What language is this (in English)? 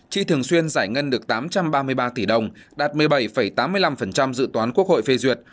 Vietnamese